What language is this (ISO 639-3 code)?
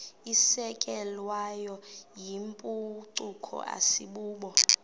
xho